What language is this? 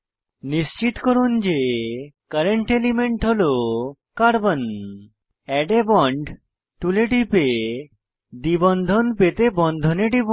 Bangla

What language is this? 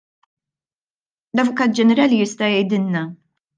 Maltese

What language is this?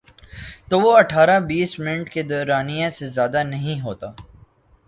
Urdu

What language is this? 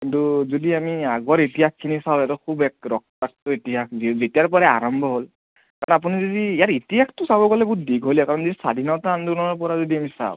Assamese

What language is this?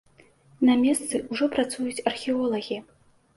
Belarusian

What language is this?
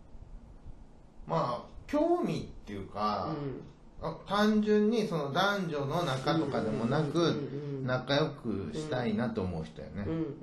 Japanese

